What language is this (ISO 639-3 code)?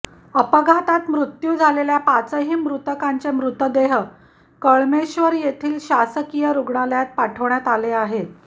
mar